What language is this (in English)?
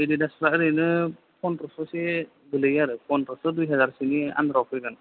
Bodo